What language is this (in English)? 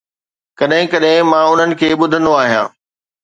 Sindhi